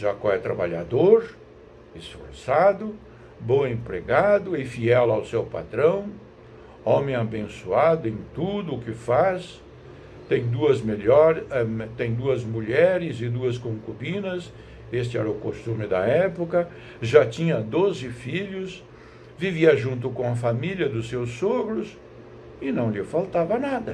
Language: Portuguese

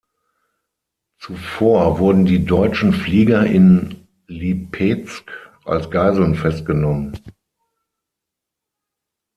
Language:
German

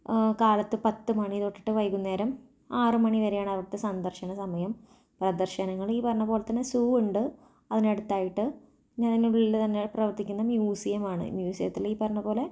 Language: Malayalam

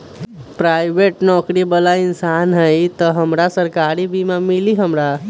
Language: Magahi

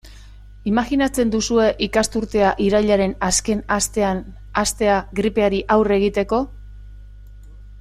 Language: Basque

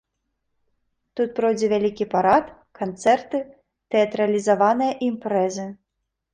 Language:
Belarusian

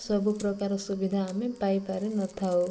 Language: Odia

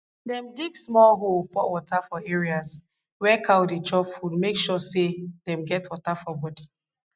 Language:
Nigerian Pidgin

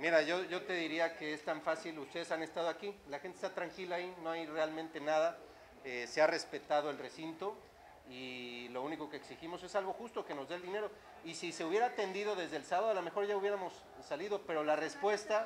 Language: Spanish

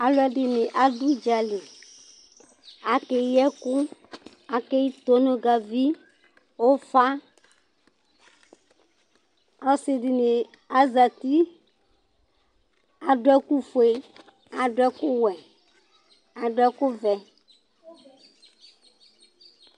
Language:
Ikposo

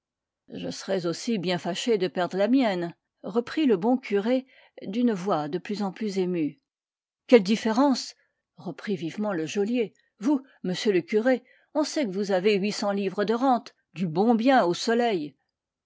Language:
French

